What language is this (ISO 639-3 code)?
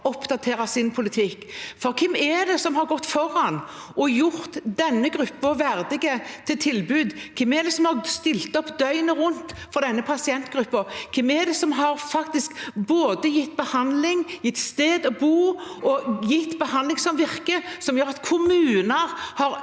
nor